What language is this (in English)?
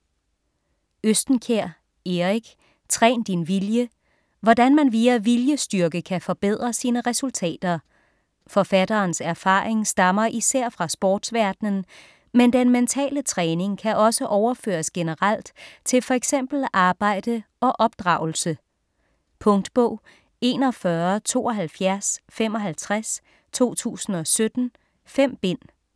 Danish